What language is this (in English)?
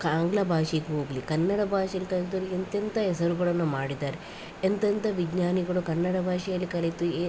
Kannada